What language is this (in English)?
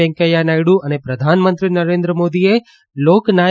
Gujarati